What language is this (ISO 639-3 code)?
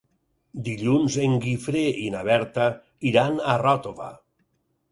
cat